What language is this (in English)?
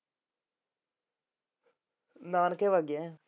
Punjabi